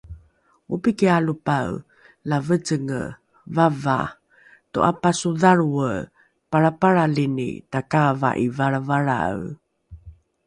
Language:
Rukai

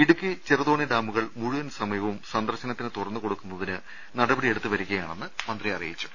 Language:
Malayalam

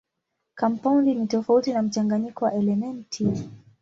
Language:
Swahili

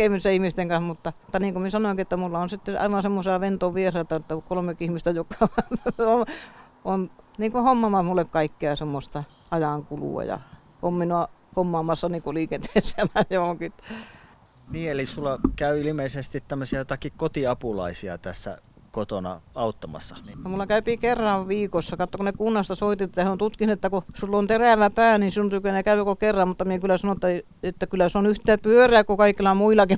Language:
Finnish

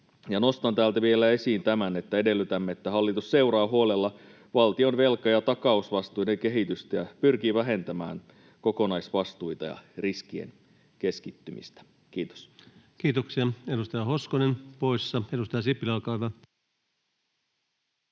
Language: Finnish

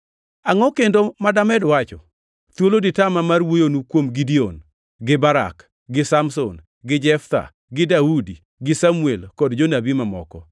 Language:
Luo (Kenya and Tanzania)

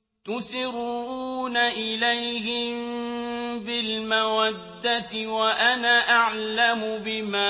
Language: Arabic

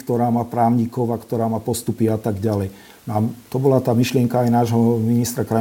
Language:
Slovak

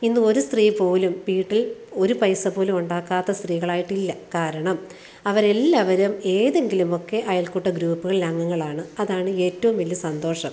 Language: Malayalam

